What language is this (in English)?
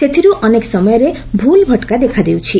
Odia